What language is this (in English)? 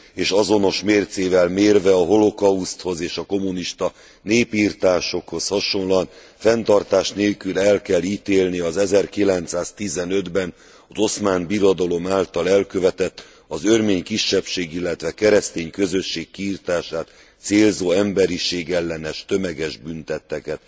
Hungarian